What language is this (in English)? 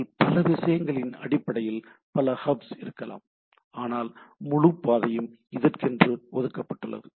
Tamil